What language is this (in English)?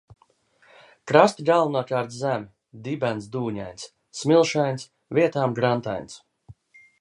Latvian